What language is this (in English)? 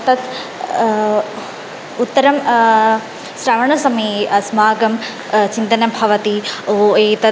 Sanskrit